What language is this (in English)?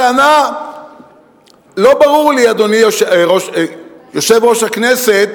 Hebrew